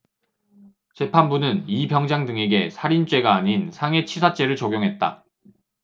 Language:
Korean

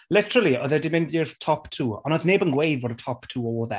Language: Welsh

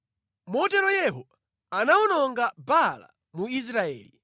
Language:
Nyanja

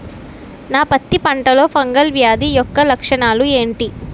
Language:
Telugu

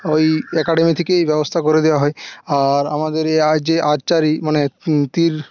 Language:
Bangla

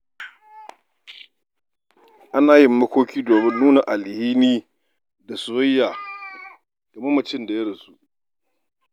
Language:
Hausa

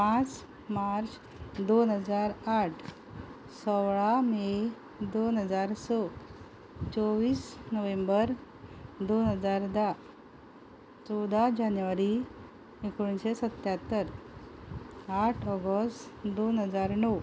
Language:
Konkani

